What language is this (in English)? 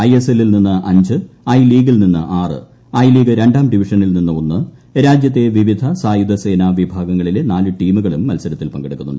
Malayalam